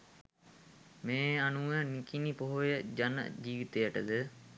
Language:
Sinhala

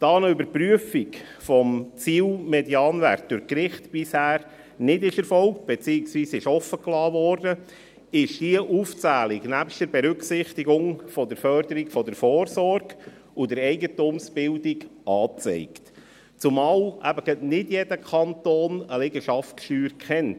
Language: Swiss German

